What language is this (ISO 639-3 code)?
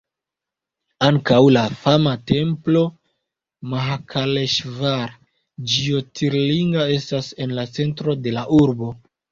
epo